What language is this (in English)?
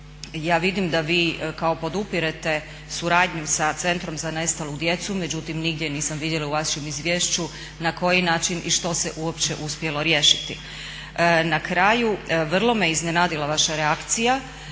Croatian